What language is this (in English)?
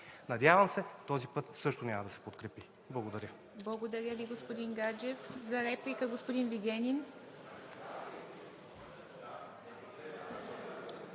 Bulgarian